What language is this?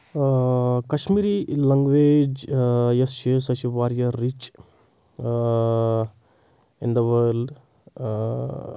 Kashmiri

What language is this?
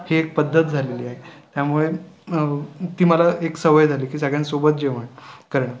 Marathi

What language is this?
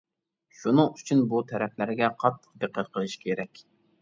Uyghur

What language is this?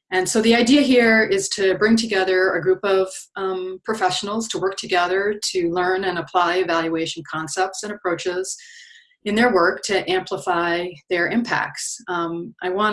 English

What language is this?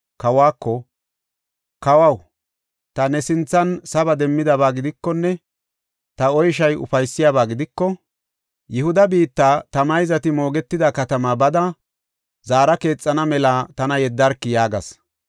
Gofa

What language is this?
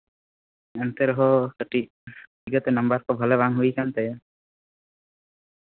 Santali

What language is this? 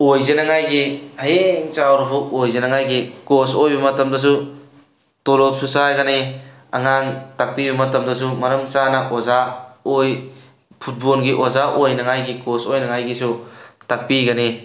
Manipuri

